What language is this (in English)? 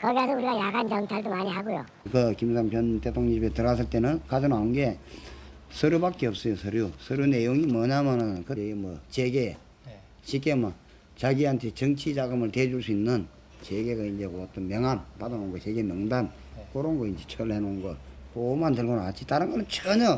Korean